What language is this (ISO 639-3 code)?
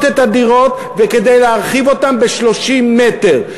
heb